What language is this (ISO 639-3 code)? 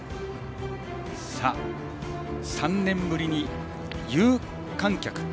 jpn